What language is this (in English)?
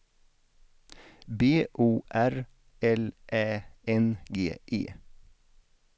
Swedish